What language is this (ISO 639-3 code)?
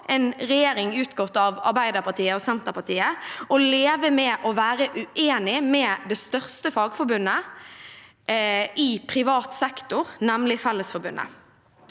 nor